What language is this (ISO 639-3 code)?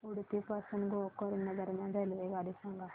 mar